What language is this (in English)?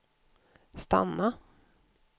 Swedish